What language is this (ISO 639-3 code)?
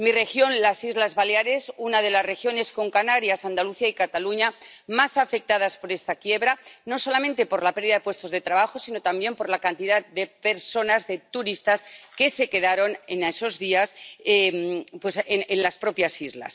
spa